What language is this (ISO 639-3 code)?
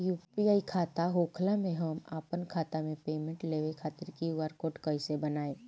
bho